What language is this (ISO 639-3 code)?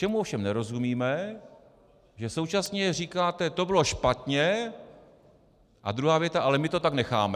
ces